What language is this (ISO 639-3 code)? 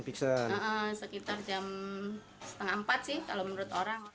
ind